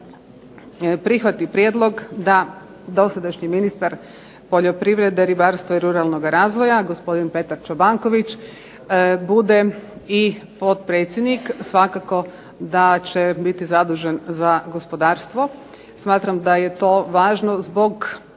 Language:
Croatian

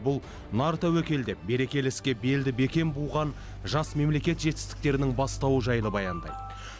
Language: Kazakh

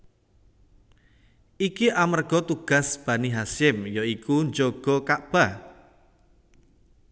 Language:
Javanese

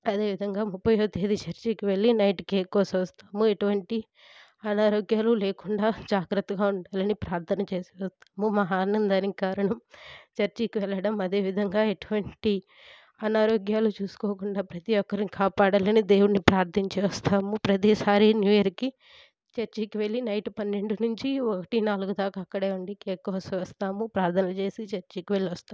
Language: Telugu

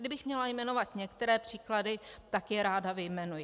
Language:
Czech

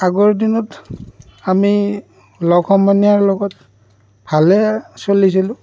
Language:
Assamese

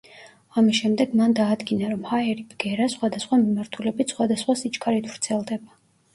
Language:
Georgian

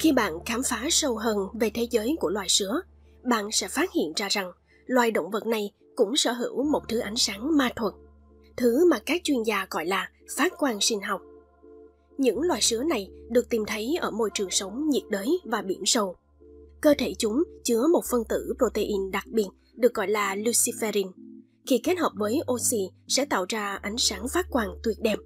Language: Vietnamese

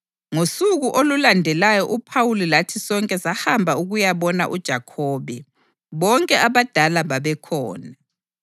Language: North Ndebele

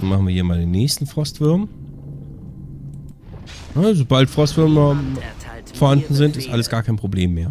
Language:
German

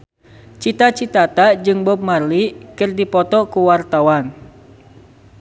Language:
Sundanese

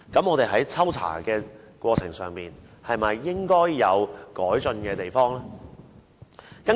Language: Cantonese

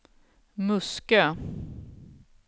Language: Swedish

